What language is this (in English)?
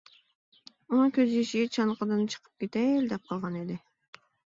Uyghur